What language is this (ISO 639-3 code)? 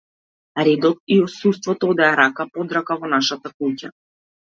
mkd